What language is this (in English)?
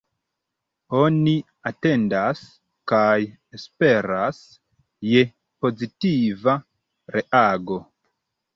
Esperanto